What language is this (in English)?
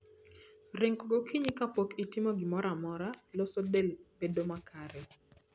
Luo (Kenya and Tanzania)